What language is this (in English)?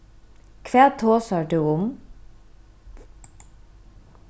Faroese